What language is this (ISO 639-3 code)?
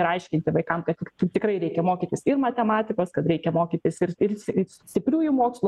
lit